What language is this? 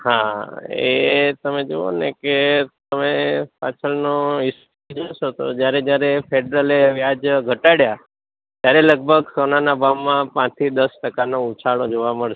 Gujarati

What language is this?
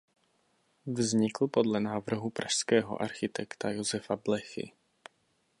Czech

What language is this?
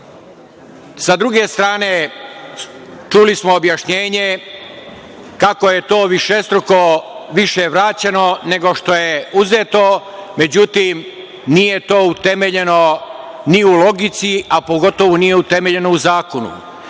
Serbian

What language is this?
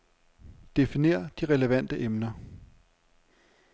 Danish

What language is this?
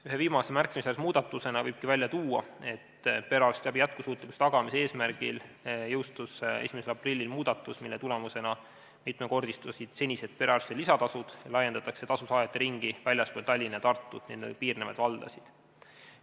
Estonian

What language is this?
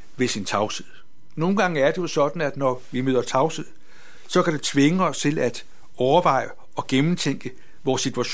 Danish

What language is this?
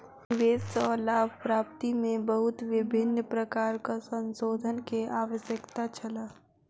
Maithili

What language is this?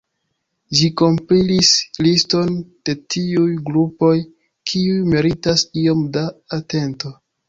Esperanto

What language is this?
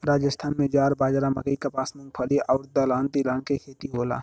Bhojpuri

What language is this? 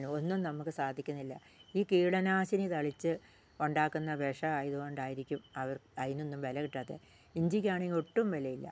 Malayalam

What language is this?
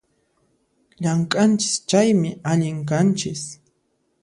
Puno Quechua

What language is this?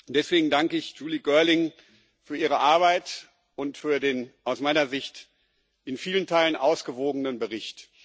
German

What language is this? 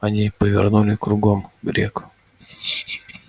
Russian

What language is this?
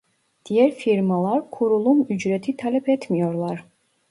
Turkish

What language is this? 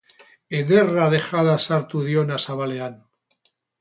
Basque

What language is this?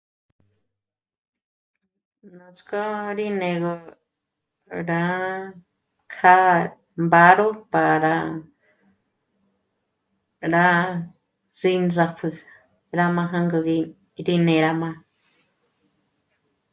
Michoacán Mazahua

